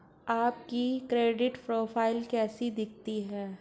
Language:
Hindi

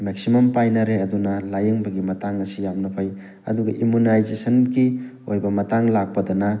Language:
Manipuri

